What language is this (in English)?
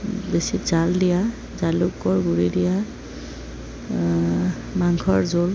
Assamese